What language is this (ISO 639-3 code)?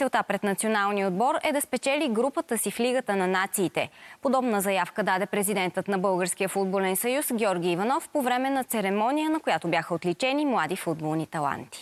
bul